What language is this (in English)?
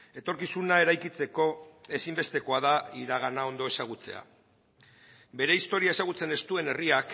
Basque